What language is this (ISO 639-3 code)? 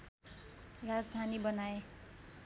nep